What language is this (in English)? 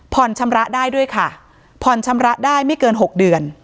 Thai